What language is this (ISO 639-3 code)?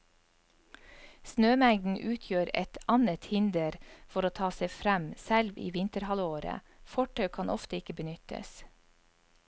nor